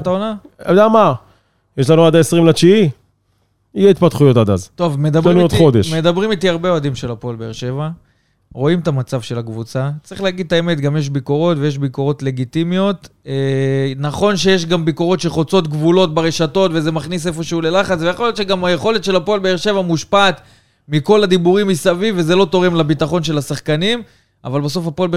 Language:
Hebrew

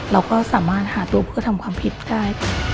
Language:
Thai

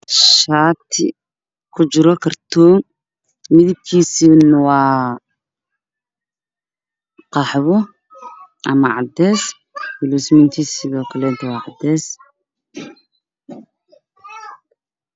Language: Somali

